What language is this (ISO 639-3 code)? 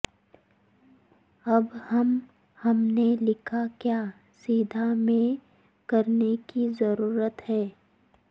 urd